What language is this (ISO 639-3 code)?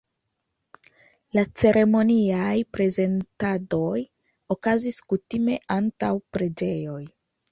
epo